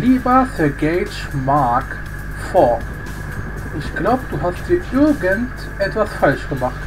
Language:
German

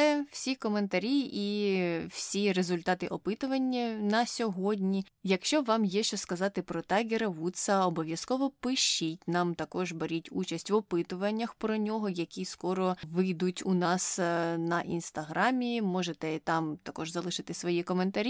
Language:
Ukrainian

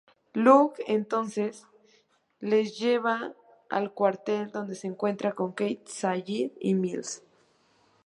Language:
Spanish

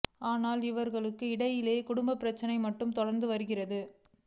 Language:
Tamil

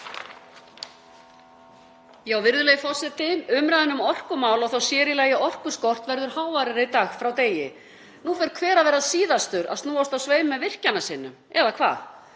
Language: Icelandic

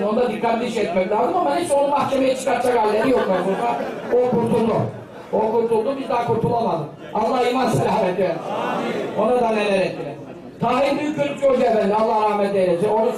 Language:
Turkish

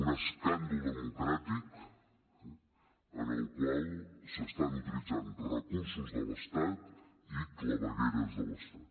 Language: Catalan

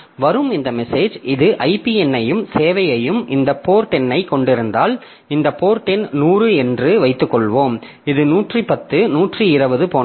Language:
Tamil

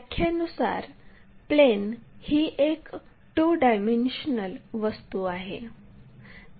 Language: Marathi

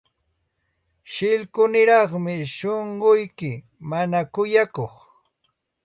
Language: Santa Ana de Tusi Pasco Quechua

